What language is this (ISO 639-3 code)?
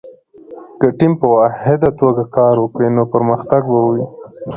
pus